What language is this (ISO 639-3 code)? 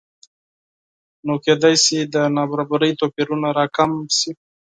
pus